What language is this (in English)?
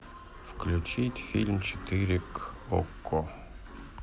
Russian